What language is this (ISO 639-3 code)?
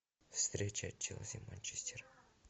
rus